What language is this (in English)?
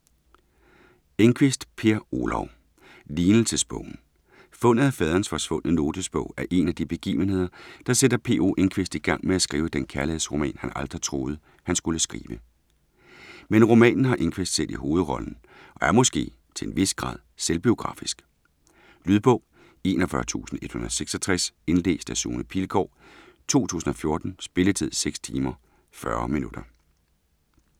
Danish